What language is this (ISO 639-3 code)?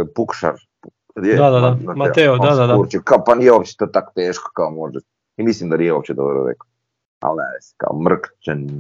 hrv